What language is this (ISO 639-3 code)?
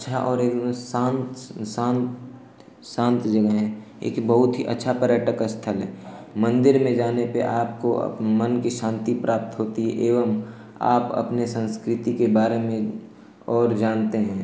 hin